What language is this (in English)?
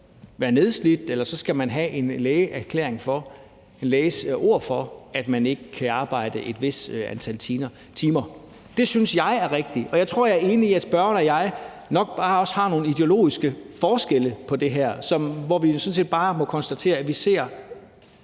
Danish